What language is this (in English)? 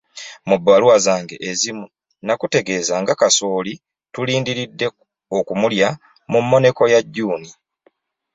Ganda